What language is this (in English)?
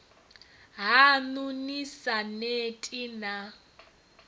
Venda